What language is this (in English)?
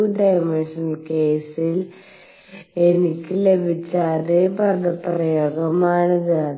Malayalam